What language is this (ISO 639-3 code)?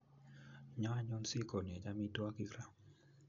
kln